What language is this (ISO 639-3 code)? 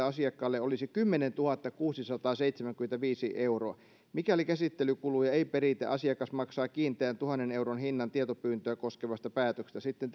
fin